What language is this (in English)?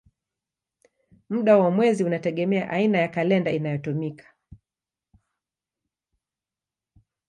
Swahili